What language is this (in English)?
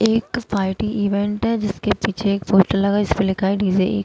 Hindi